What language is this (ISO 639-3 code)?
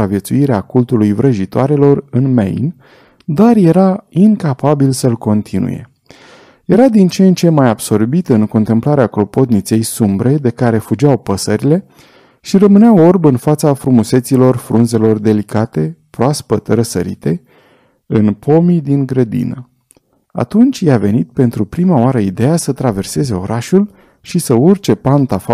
ron